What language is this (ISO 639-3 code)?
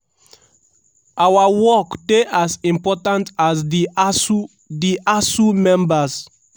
pcm